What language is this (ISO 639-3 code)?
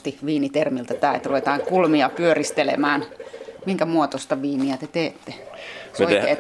fin